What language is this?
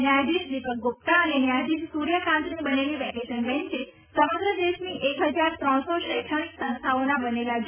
Gujarati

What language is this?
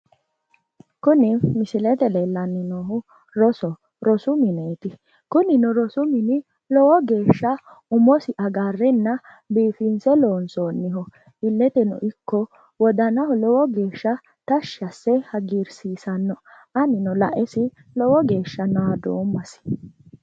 Sidamo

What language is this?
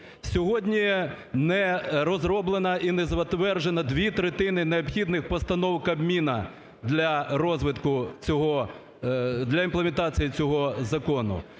Ukrainian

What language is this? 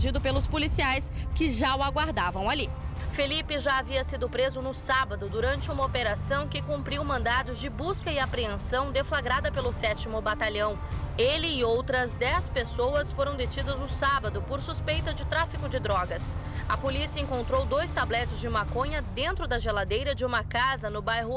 Portuguese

